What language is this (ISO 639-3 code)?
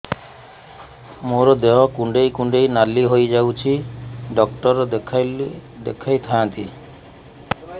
ori